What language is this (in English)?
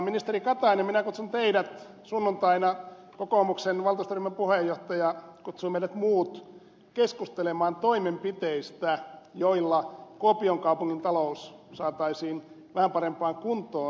Finnish